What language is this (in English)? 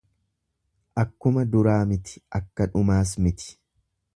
Oromo